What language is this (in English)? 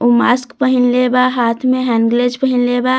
Bhojpuri